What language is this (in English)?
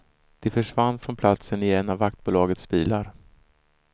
Swedish